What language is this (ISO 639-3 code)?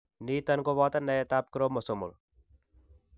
kln